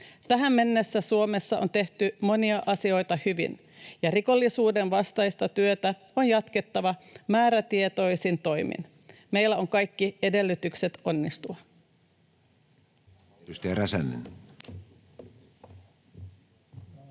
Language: Finnish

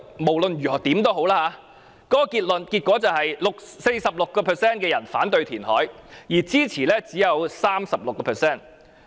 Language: Cantonese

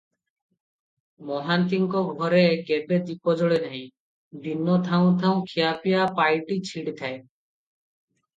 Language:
Odia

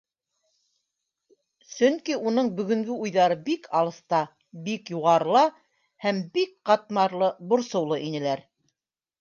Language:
Bashkir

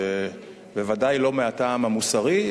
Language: Hebrew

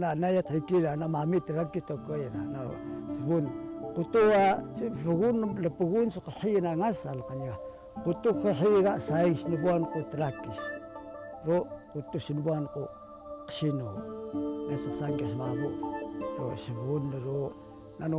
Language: Arabic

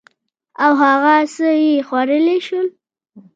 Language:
Pashto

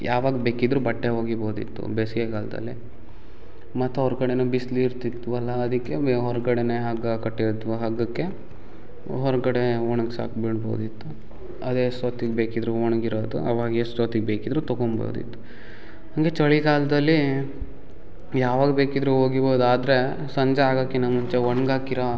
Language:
Kannada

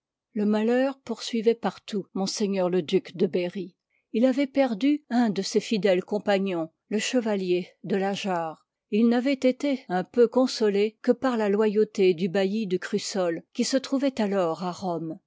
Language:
French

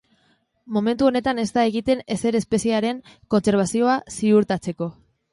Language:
Basque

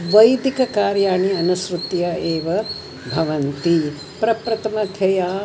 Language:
Sanskrit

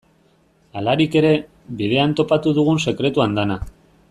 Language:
Basque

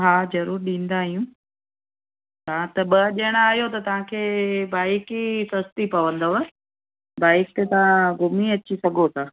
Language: Sindhi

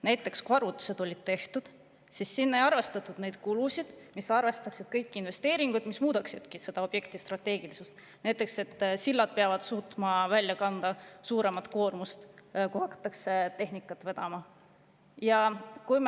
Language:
Estonian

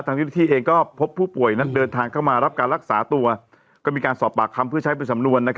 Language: Thai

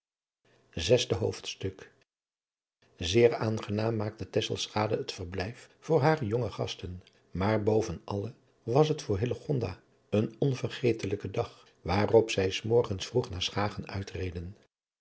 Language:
Dutch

